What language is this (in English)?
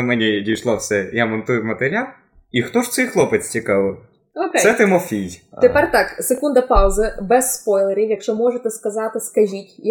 Ukrainian